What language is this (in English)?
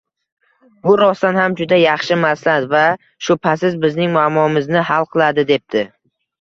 Uzbek